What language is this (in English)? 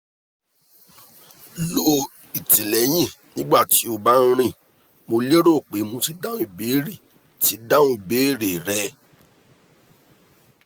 Yoruba